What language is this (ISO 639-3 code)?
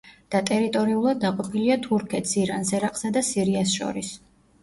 kat